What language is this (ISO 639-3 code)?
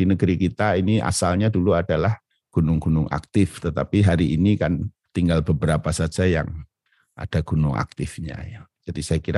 ind